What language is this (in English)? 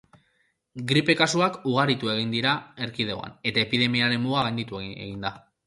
Basque